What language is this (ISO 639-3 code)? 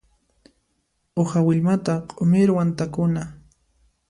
qxp